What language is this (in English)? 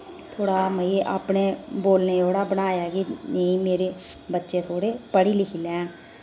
Dogri